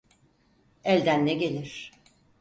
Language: Turkish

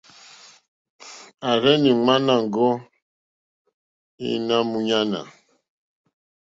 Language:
Mokpwe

